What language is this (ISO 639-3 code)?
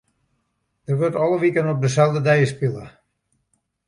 fry